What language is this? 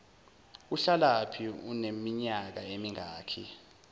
Zulu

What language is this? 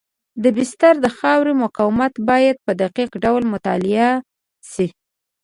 Pashto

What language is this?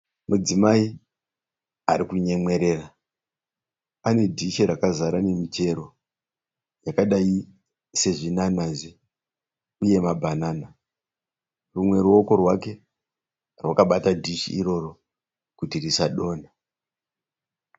Shona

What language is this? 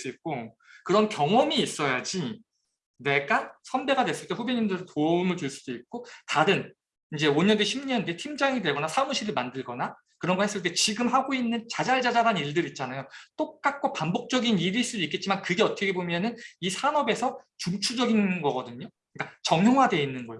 Korean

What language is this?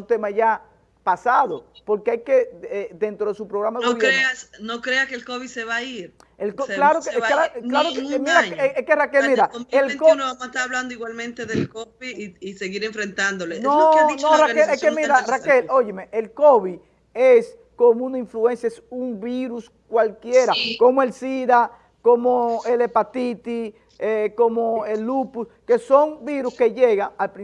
Spanish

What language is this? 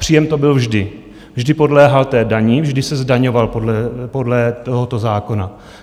Czech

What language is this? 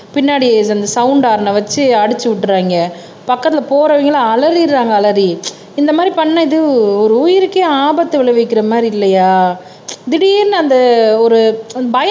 Tamil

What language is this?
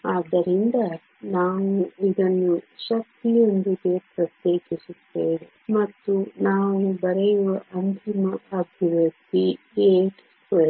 Kannada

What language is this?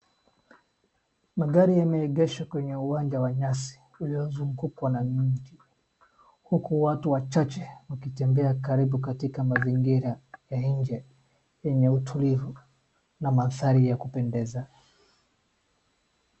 Swahili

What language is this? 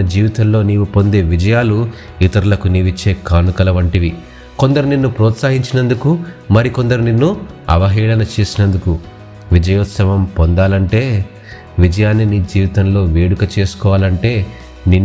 Telugu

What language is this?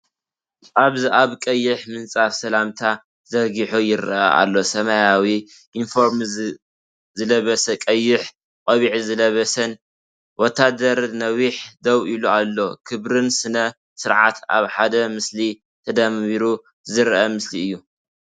Tigrinya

